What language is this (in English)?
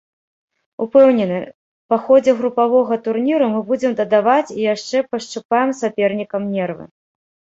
Belarusian